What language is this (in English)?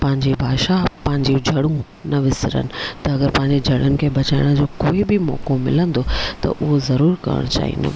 Sindhi